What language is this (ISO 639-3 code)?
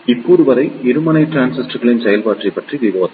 tam